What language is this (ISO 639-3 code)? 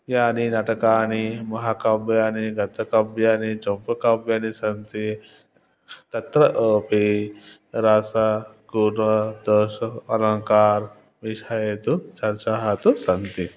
san